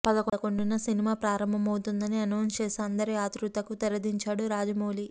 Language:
Telugu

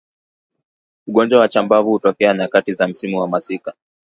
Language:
Swahili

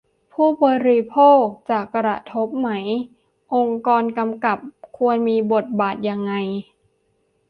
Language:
Thai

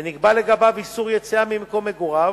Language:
Hebrew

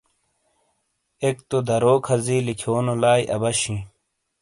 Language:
Shina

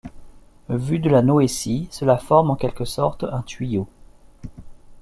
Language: French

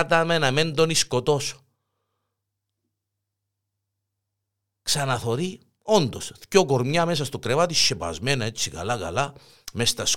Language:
Greek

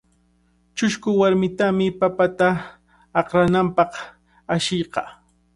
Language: Cajatambo North Lima Quechua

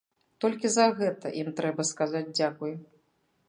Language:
Belarusian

